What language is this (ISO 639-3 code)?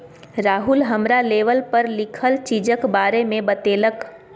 mai